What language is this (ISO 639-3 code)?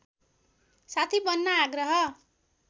nep